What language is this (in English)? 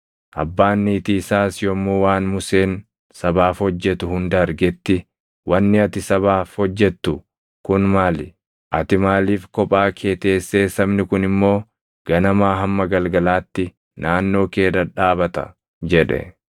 Oromo